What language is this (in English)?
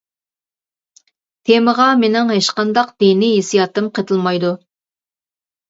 Uyghur